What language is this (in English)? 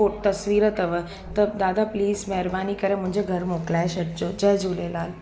Sindhi